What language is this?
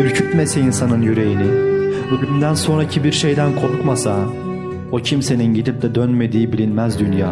Turkish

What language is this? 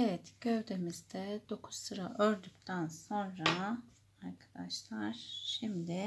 Turkish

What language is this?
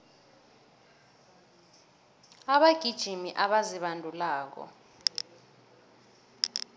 South Ndebele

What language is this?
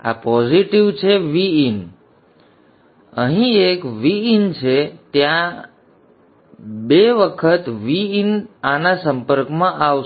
Gujarati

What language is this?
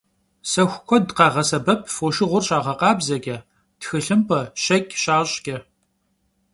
Kabardian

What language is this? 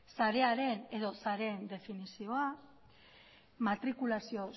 Basque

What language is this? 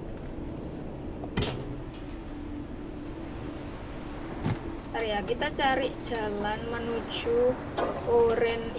Indonesian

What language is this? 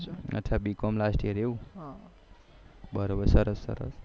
Gujarati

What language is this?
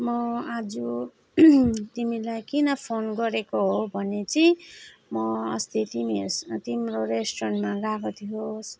Nepali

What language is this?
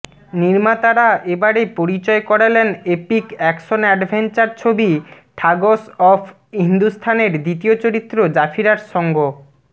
Bangla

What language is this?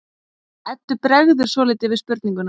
Icelandic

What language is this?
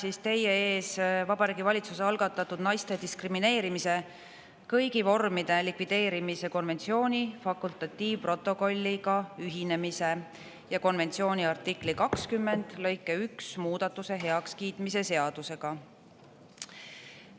Estonian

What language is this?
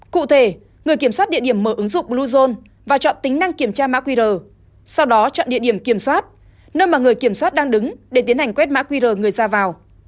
Vietnamese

